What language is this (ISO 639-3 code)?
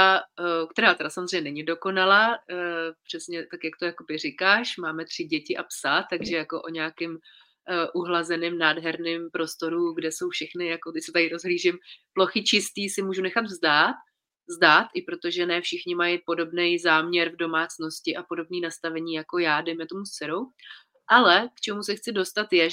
ces